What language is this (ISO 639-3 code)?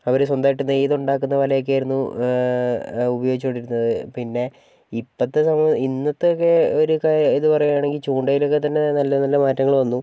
mal